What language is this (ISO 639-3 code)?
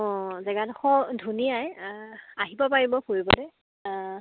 asm